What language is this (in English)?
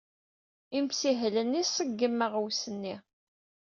Kabyle